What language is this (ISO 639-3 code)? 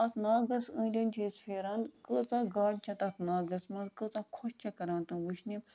kas